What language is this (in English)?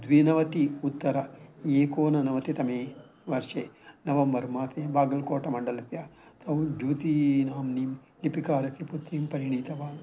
Sanskrit